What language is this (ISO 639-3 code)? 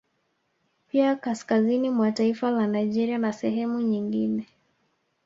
swa